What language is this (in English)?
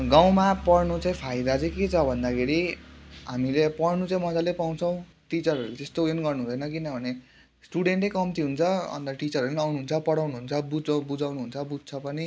Nepali